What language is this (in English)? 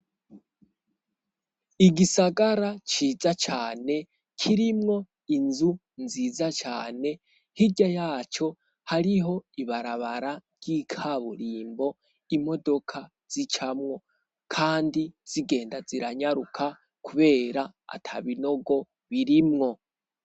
Rundi